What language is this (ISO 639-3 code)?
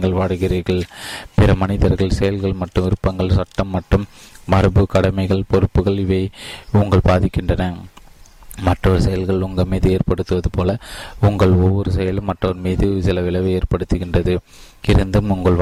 tam